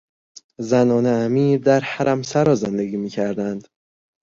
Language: Persian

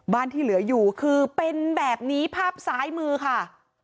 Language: Thai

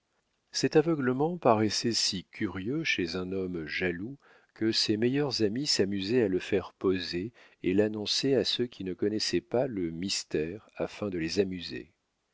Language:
French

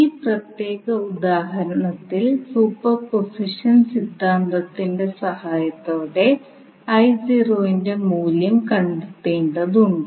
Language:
Malayalam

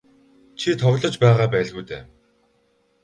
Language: Mongolian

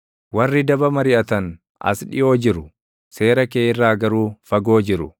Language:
Oromo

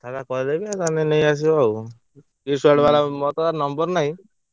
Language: Odia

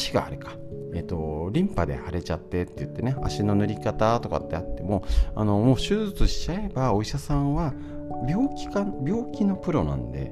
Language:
Japanese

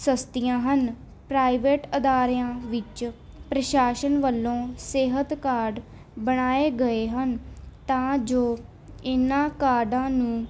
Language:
Punjabi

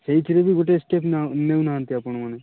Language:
Odia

